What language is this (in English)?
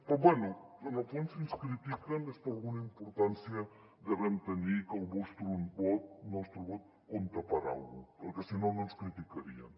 Catalan